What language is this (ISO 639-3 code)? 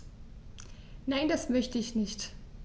deu